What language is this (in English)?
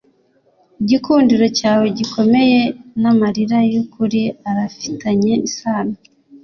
Kinyarwanda